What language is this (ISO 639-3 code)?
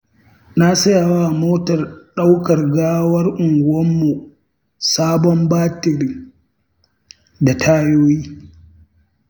hau